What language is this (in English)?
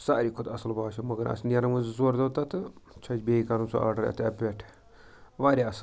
Kashmiri